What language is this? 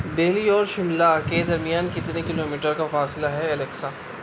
Urdu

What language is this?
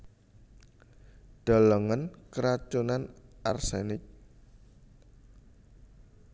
Javanese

